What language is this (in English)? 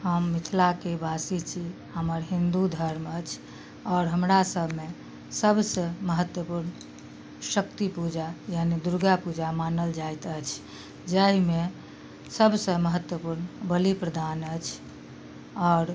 Maithili